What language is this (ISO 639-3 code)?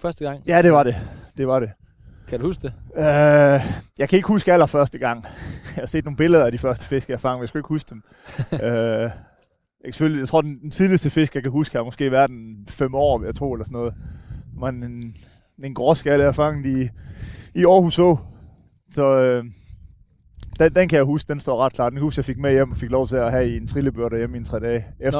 dan